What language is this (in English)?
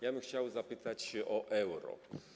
Polish